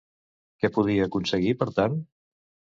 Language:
Catalan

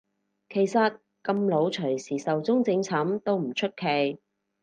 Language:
Cantonese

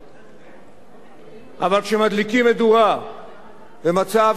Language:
Hebrew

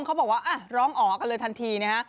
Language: Thai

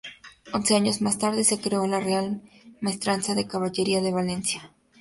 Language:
Spanish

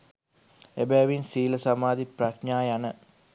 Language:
Sinhala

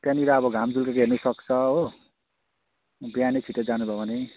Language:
Nepali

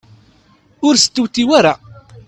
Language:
Kabyle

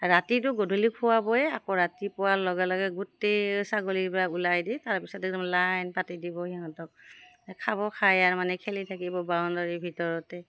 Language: Assamese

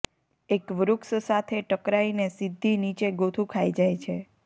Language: Gujarati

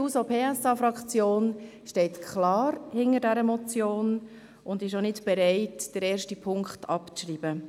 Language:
Swiss German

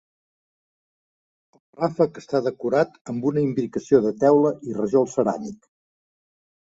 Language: Catalan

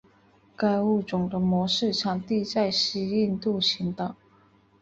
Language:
Chinese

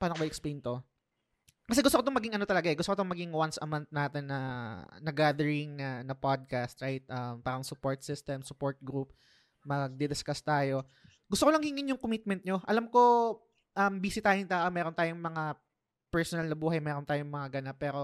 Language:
Filipino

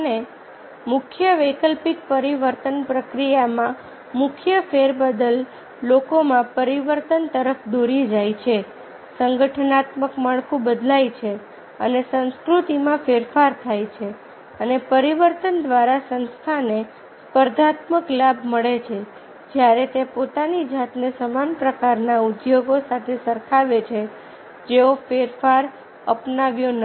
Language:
Gujarati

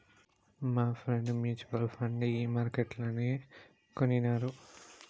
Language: Telugu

